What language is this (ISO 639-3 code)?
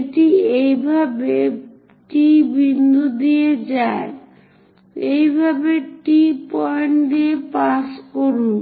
ben